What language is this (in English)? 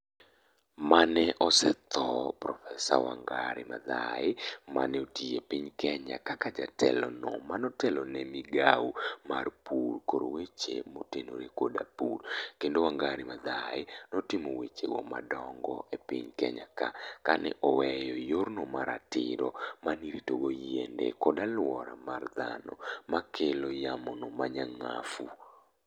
Luo (Kenya and Tanzania)